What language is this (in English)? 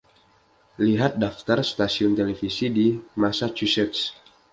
Indonesian